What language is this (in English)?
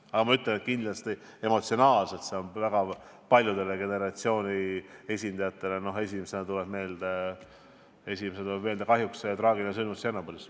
Estonian